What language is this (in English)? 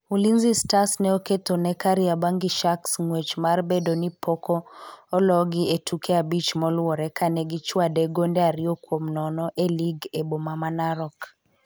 Luo (Kenya and Tanzania)